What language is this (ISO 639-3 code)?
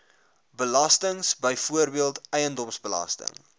afr